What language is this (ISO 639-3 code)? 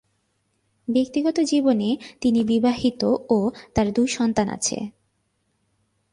ben